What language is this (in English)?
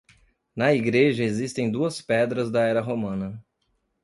Portuguese